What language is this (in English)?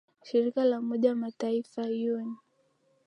Swahili